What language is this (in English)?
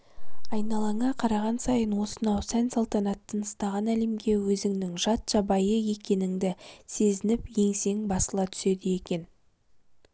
Kazakh